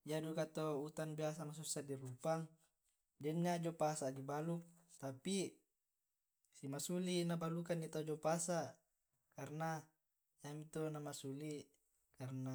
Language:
Tae'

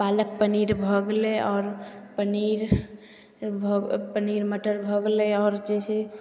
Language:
Maithili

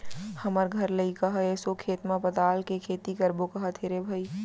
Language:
Chhattisgarhi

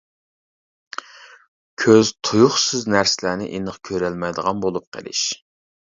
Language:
Uyghur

